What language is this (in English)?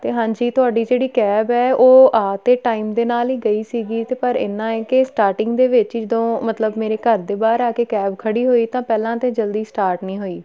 Punjabi